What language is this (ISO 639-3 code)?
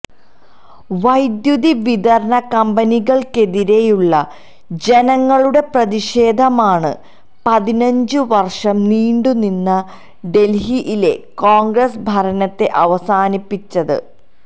mal